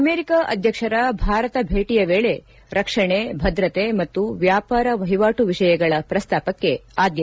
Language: Kannada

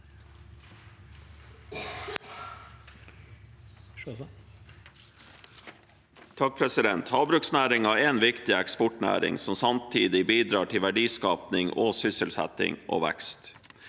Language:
Norwegian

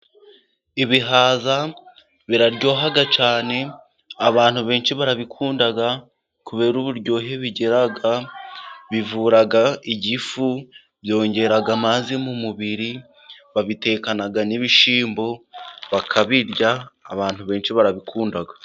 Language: Kinyarwanda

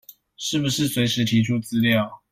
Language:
Chinese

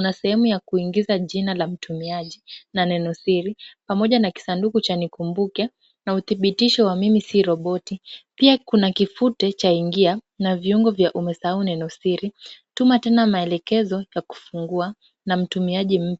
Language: Swahili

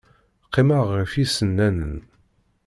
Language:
Kabyle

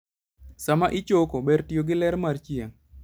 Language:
Luo (Kenya and Tanzania)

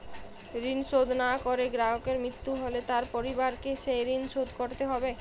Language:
Bangla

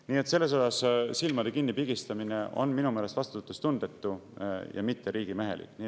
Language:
Estonian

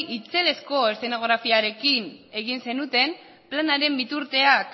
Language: Basque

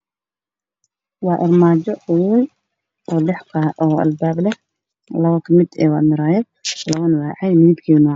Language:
Somali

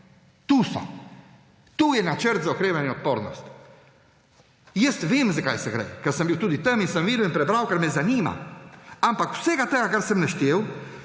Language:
Slovenian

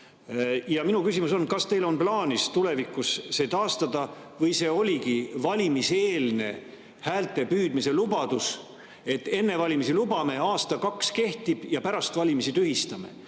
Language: Estonian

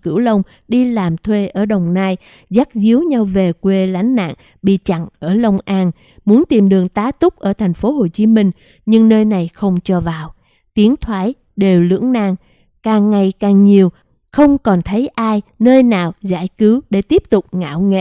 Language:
Vietnamese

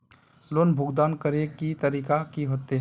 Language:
Magahi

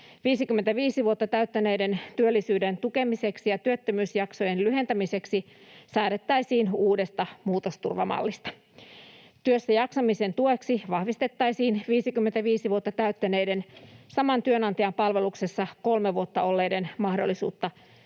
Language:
Finnish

